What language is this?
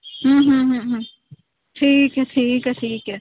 Punjabi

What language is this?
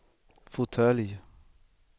Swedish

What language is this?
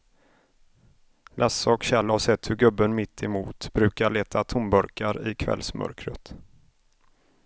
Swedish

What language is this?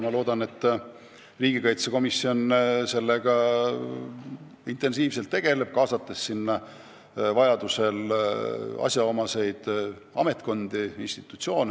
Estonian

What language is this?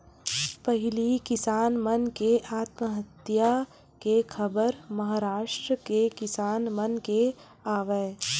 Chhattisgarhi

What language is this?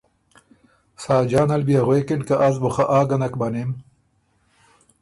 Ormuri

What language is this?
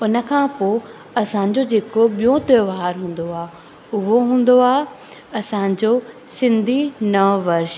Sindhi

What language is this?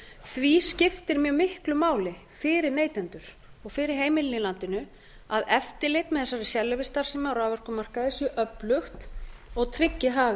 Icelandic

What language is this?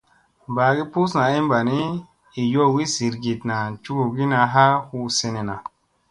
Musey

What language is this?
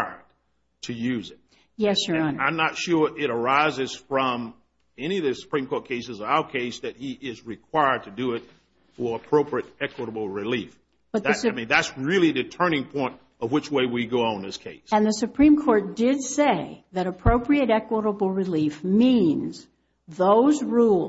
English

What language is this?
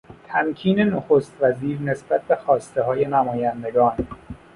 Persian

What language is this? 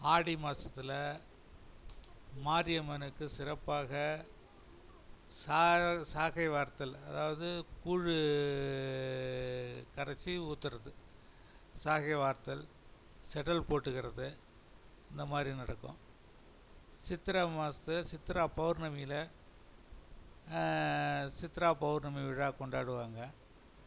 Tamil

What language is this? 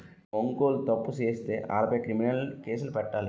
Telugu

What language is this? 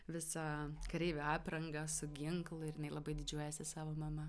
Lithuanian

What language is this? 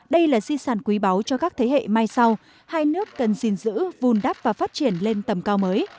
Vietnamese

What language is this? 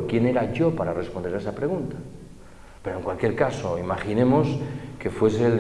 Spanish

